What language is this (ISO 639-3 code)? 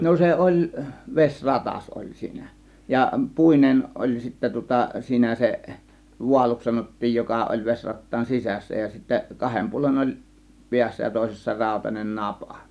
fin